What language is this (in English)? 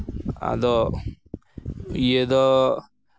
Santali